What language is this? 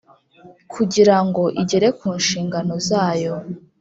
Kinyarwanda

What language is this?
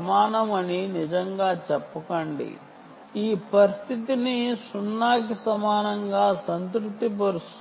Telugu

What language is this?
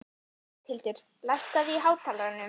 Icelandic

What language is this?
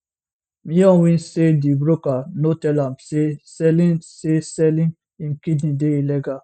Nigerian Pidgin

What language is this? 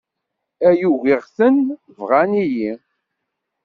Kabyle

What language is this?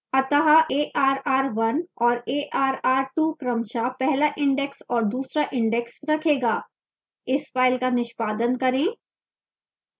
Hindi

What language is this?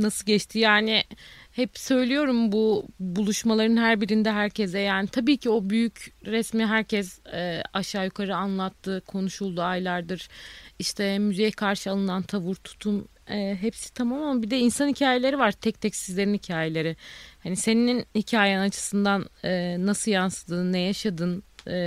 Turkish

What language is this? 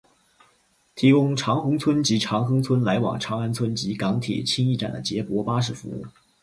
Chinese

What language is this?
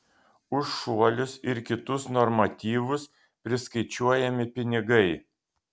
Lithuanian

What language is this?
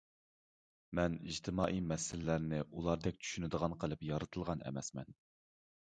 Uyghur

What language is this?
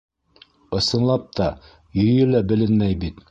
Bashkir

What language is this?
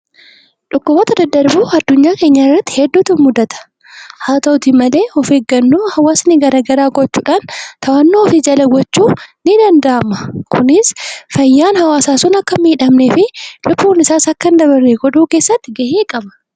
Oromo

